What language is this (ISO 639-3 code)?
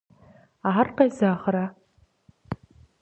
kbd